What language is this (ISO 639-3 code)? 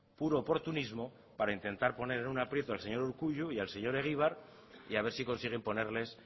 spa